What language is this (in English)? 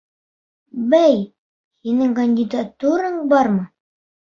Bashkir